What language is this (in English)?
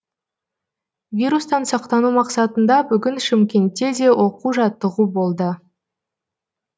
Kazakh